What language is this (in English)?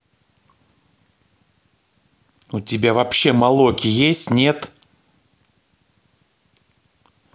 Russian